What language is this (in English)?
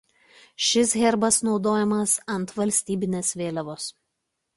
Lithuanian